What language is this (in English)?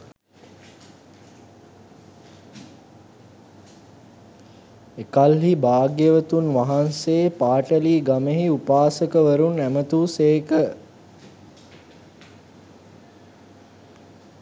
Sinhala